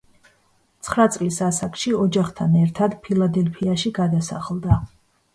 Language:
Georgian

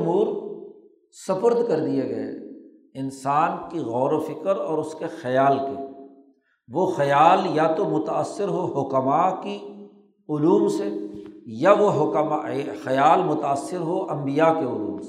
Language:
Urdu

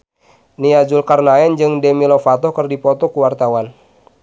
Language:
Sundanese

